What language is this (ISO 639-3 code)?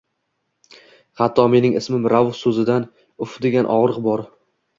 uzb